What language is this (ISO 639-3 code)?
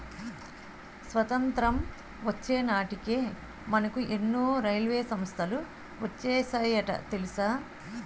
tel